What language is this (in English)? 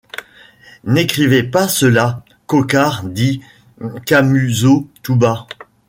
French